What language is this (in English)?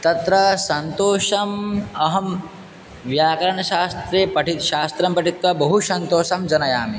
Sanskrit